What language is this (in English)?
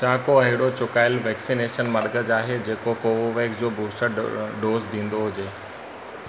Sindhi